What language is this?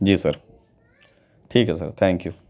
Urdu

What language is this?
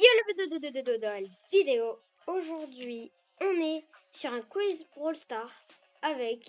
French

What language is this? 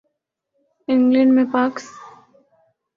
Urdu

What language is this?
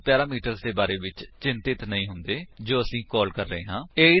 Punjabi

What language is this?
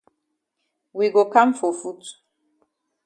Cameroon Pidgin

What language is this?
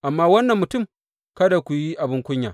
Hausa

